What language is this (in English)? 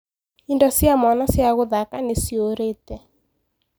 Kikuyu